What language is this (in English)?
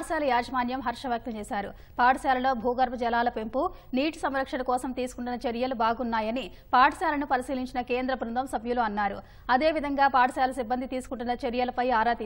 Telugu